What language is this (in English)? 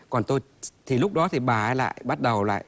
Vietnamese